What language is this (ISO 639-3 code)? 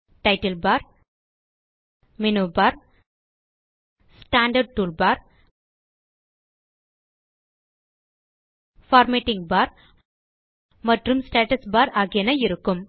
tam